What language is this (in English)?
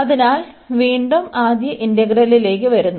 Malayalam